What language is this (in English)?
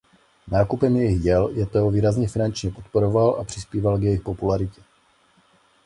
Czech